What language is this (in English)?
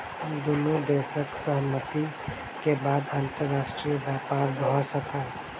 Maithili